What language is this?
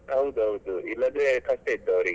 Kannada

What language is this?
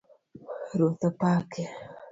Luo (Kenya and Tanzania)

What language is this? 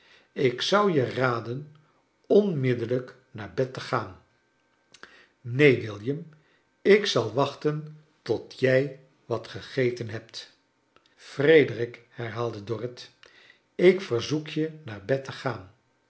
Dutch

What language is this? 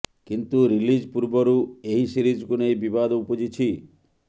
Odia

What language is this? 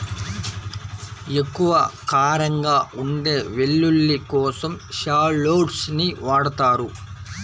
Telugu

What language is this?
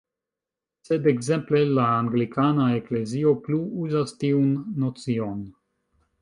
Esperanto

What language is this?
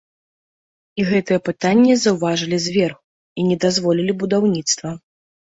Belarusian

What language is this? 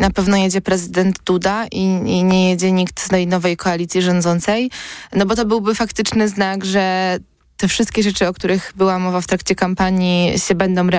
Polish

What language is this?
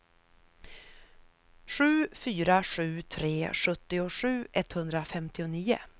Swedish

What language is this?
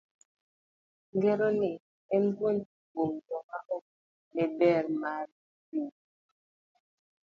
Luo (Kenya and Tanzania)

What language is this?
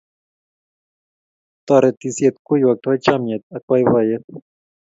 Kalenjin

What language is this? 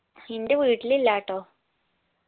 Malayalam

